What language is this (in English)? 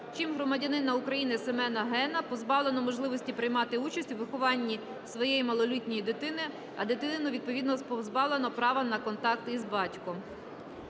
Ukrainian